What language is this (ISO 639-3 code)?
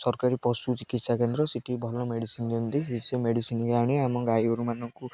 ori